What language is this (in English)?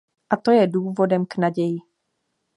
Czech